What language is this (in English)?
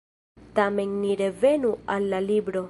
Esperanto